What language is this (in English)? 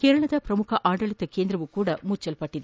Kannada